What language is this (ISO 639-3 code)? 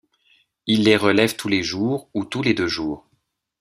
fra